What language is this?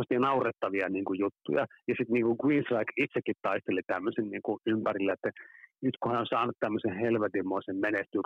Finnish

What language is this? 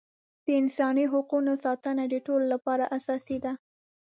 Pashto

